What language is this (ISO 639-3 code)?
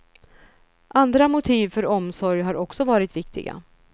swe